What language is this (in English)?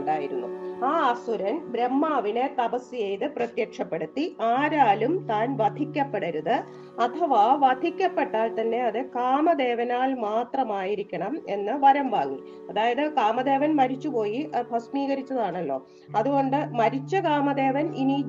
Malayalam